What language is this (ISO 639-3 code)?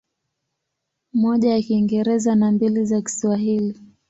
swa